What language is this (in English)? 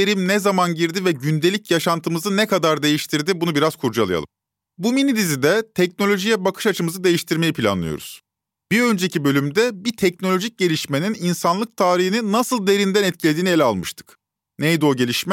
Turkish